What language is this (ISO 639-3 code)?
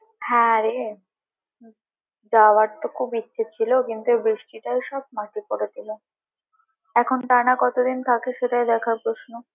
ben